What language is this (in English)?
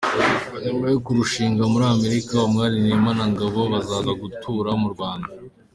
Kinyarwanda